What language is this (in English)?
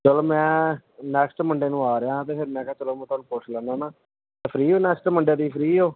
Punjabi